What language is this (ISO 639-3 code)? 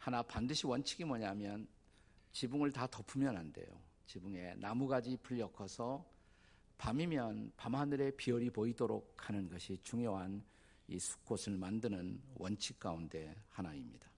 kor